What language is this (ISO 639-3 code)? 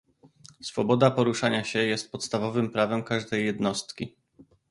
pol